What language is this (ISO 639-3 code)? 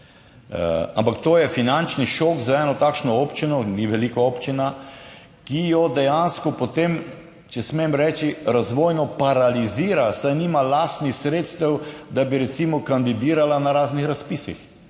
slv